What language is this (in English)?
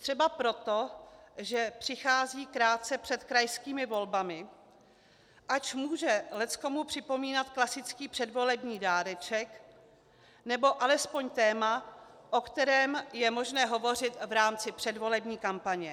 Czech